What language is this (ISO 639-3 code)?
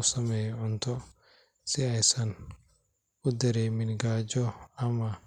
som